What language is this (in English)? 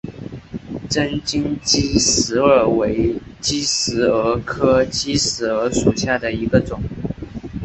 Chinese